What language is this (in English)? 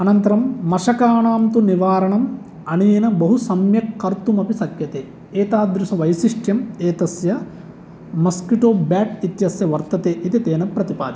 Sanskrit